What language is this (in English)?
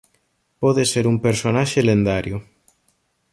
Galician